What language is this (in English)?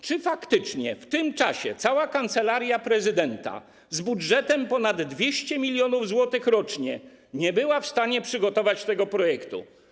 Polish